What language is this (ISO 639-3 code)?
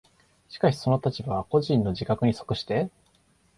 jpn